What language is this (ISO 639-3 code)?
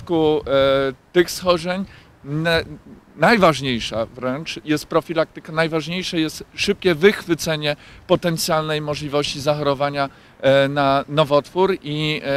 pol